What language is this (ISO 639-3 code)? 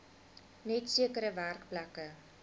afr